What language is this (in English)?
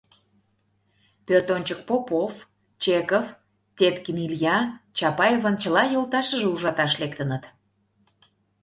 Mari